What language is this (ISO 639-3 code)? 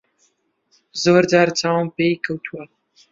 ckb